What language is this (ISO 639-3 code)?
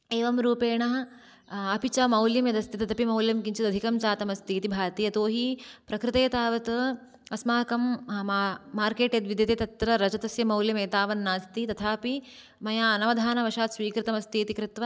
san